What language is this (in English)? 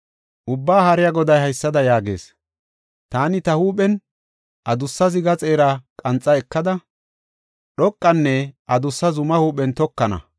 Gofa